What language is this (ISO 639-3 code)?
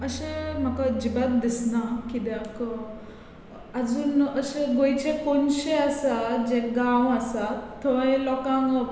kok